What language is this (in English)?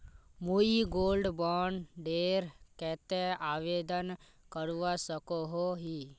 Magahi